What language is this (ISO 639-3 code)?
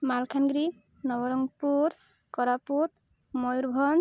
ori